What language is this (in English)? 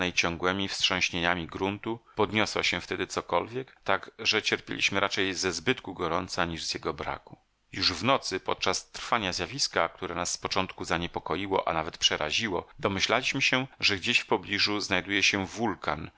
Polish